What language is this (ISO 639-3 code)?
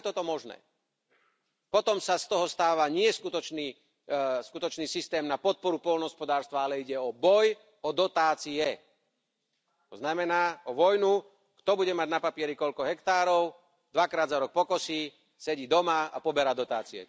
slk